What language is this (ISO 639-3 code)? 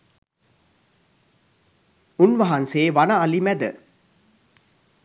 sin